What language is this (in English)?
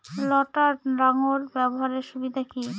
Bangla